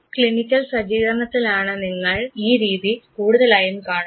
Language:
Malayalam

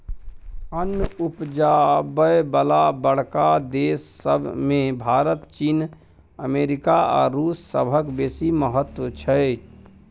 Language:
Maithili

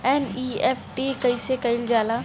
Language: Bhojpuri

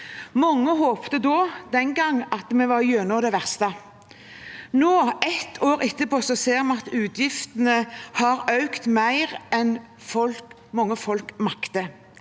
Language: Norwegian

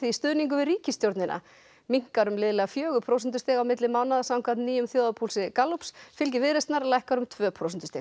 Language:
Icelandic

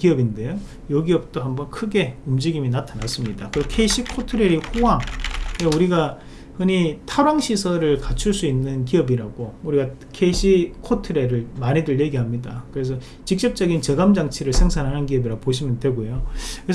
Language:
Korean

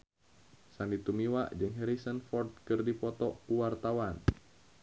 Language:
Sundanese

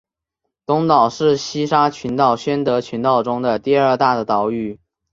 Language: Chinese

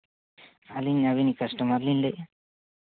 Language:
Santali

